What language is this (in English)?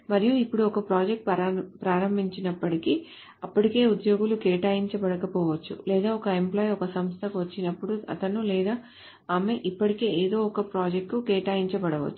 Telugu